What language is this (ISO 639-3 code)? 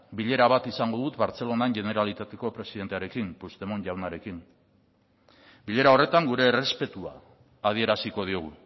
eus